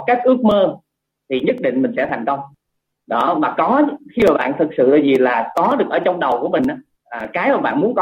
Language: Vietnamese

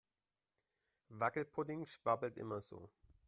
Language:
German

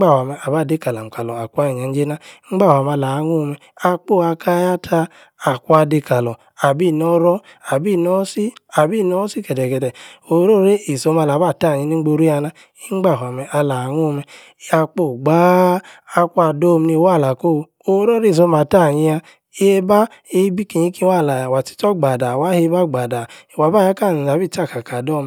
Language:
Yace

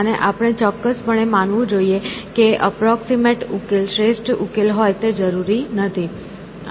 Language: Gujarati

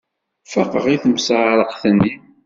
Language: Kabyle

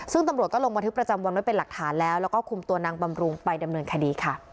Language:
Thai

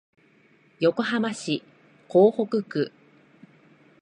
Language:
Japanese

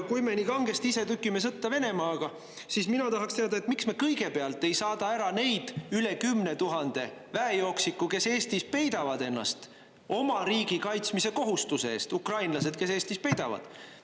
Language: Estonian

